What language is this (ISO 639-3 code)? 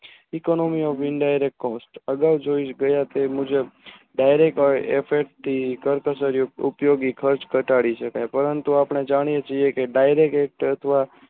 guj